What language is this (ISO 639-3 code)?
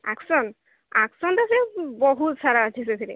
ori